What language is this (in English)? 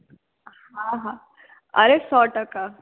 Gujarati